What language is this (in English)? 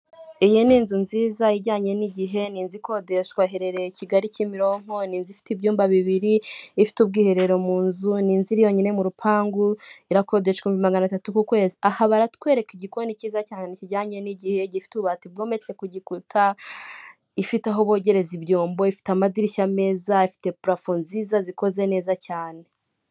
Kinyarwanda